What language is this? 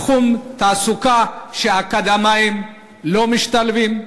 Hebrew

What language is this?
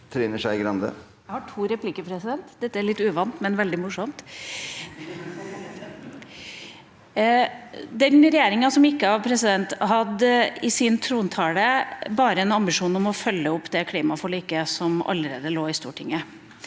Norwegian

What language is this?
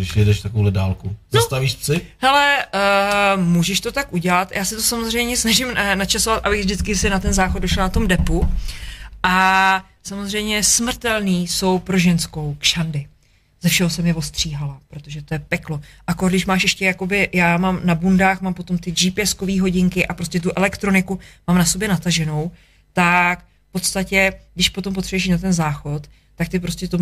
Czech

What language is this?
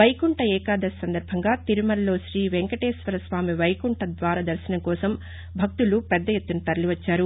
Telugu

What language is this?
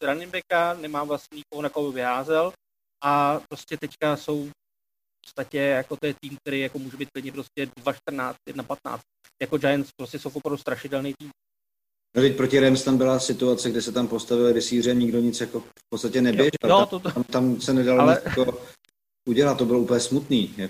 Czech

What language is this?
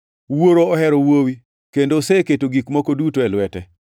Luo (Kenya and Tanzania)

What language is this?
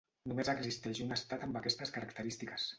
Catalan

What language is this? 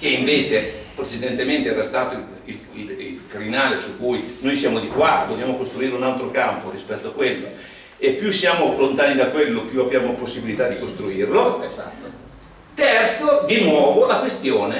Italian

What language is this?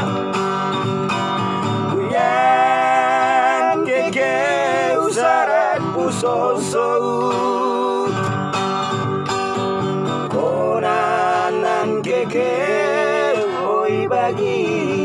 Indonesian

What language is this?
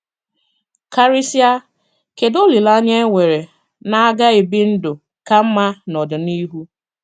Igbo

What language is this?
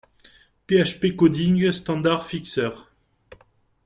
French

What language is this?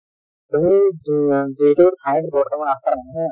Assamese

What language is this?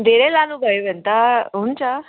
Nepali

